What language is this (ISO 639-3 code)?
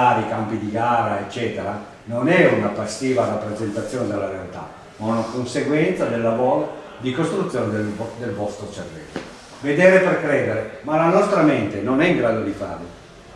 ita